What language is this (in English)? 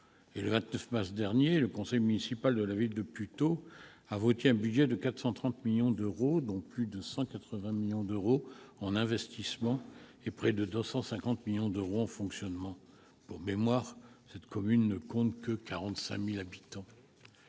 French